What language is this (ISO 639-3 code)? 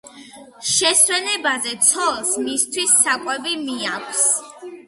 kat